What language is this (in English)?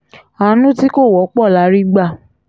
Yoruba